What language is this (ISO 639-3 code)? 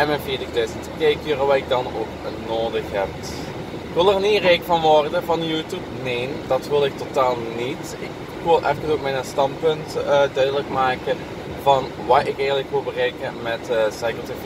nld